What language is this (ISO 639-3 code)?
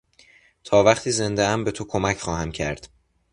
fas